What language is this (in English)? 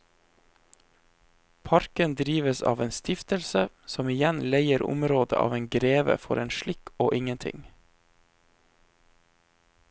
Norwegian